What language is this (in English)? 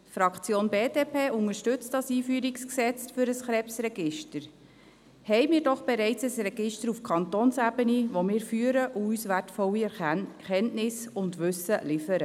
Swiss German